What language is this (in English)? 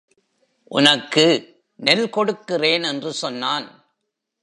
Tamil